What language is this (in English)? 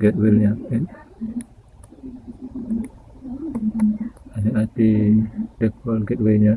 Indonesian